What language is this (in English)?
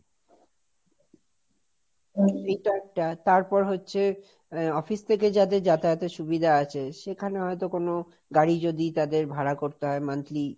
Bangla